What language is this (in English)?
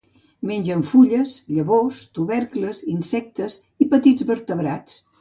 Catalan